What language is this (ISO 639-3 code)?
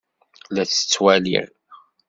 kab